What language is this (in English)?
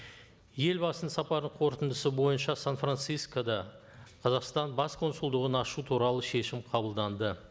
Kazakh